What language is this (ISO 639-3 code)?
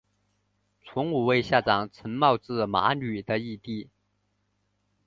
zho